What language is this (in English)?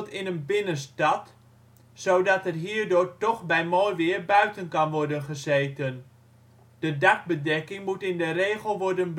Dutch